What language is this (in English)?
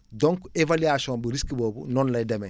Wolof